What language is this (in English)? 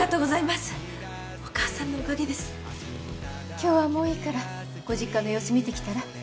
Japanese